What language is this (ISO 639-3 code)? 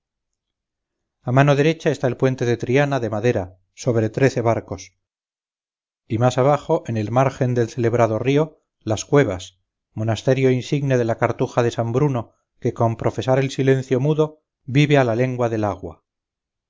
spa